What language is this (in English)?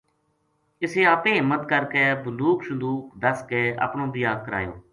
Gujari